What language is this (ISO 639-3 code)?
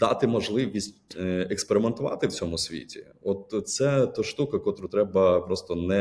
ukr